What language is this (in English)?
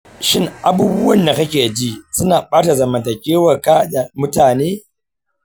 Hausa